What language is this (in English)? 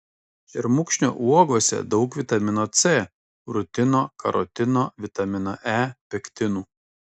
Lithuanian